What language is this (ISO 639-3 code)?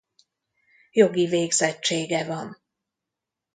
hun